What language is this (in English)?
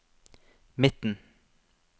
Norwegian